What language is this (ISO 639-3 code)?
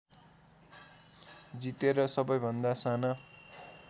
nep